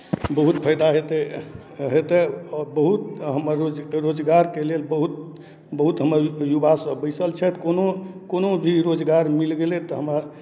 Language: Maithili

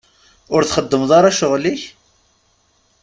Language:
Kabyle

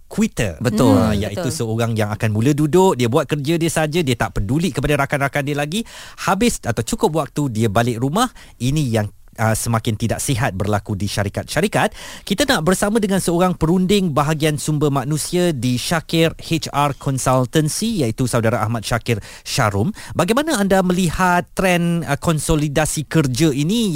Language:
Malay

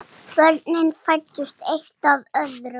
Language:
Icelandic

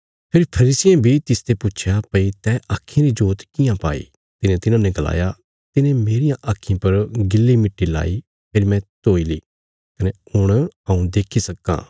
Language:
Bilaspuri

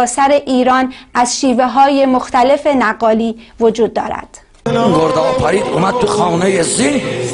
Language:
Persian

